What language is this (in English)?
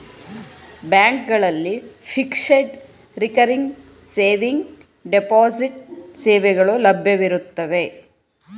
Kannada